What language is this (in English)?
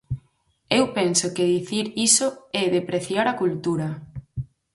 Galician